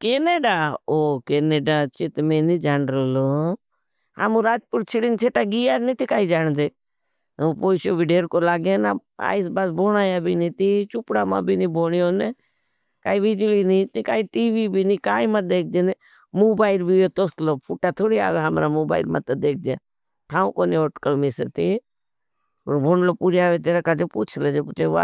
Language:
Bhili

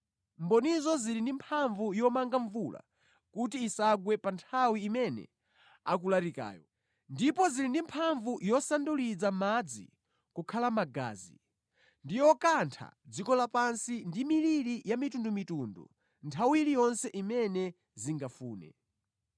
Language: Nyanja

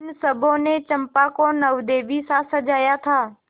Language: Hindi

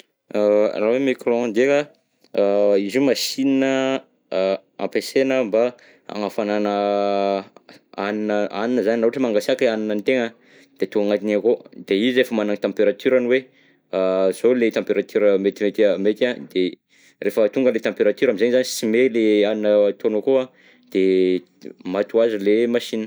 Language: Southern Betsimisaraka Malagasy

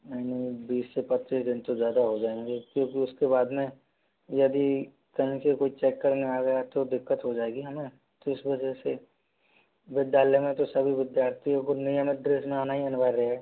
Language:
Hindi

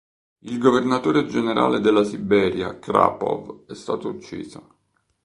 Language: Italian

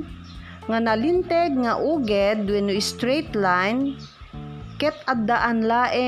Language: Filipino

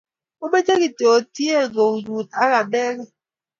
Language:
Kalenjin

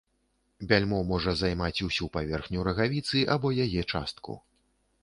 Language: Belarusian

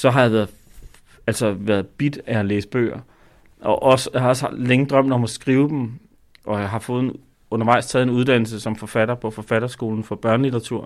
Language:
Danish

